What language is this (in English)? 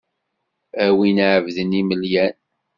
Kabyle